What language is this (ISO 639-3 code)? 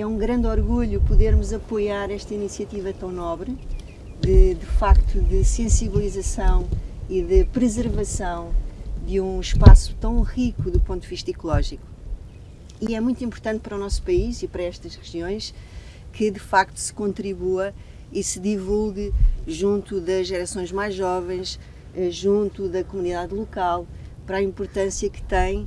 por